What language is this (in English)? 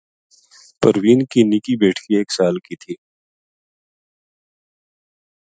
Gujari